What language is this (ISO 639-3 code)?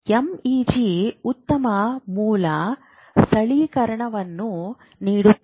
kan